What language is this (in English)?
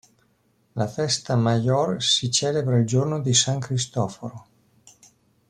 Italian